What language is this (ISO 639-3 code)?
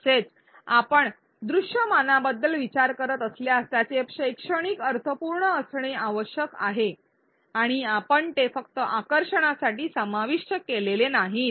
mar